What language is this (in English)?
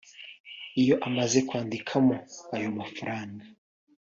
Kinyarwanda